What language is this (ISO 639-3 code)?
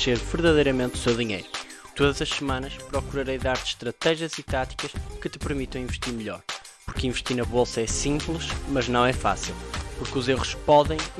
por